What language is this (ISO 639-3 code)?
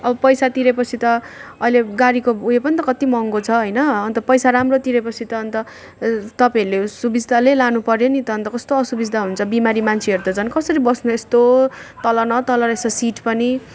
nep